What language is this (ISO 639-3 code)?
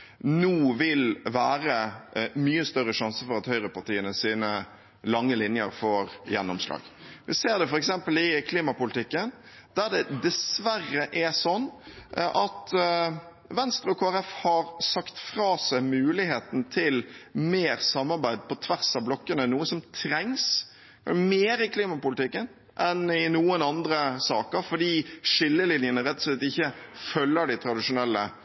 nob